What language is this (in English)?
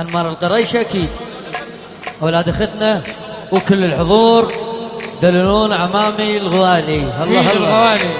Arabic